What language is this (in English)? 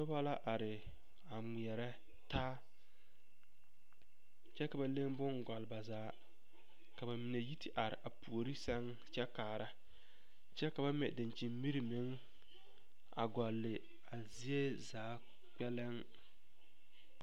Southern Dagaare